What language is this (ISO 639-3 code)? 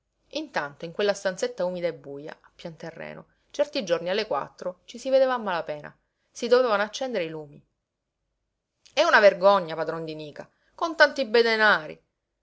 ita